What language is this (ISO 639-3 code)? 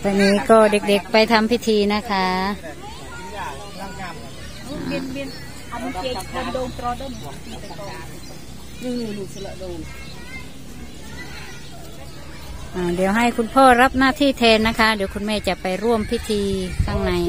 tha